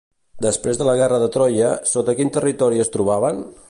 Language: Catalan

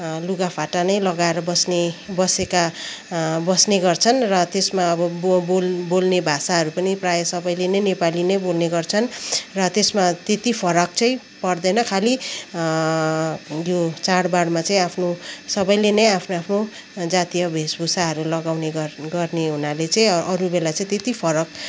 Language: Nepali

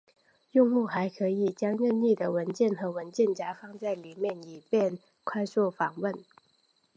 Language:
Chinese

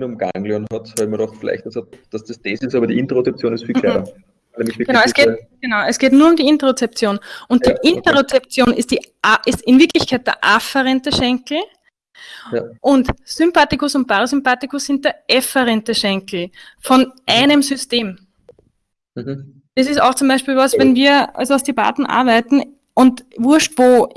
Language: German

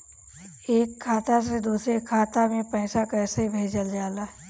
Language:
Bhojpuri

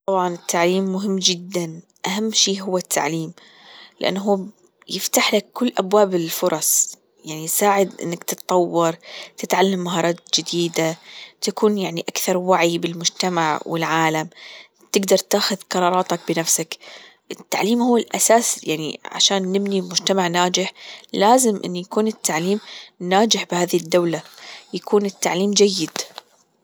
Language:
Gulf Arabic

